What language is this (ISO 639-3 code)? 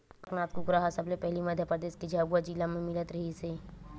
hne